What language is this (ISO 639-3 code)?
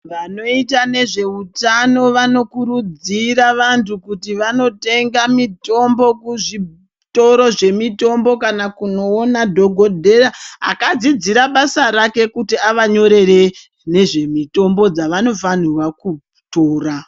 ndc